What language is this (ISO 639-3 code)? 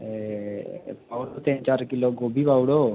doi